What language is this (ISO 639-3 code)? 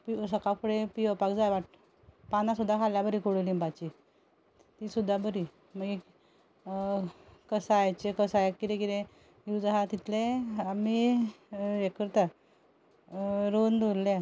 kok